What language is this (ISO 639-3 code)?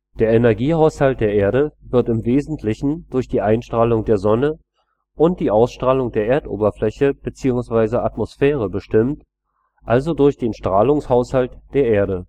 deu